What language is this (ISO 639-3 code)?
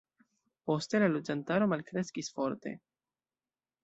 epo